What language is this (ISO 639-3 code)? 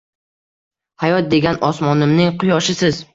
uzb